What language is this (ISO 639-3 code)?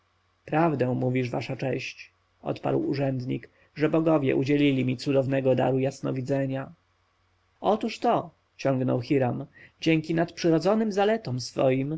pol